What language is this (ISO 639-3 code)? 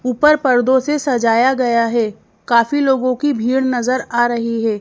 hin